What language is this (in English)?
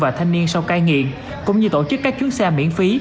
Vietnamese